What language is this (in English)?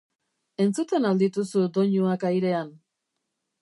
Basque